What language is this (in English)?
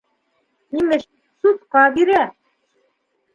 Bashkir